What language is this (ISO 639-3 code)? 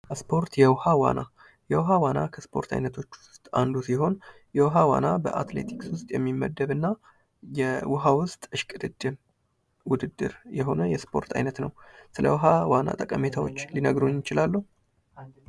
amh